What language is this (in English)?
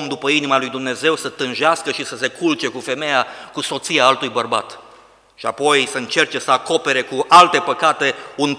Romanian